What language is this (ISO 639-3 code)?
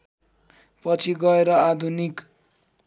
nep